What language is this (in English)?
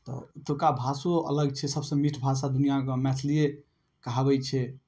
Maithili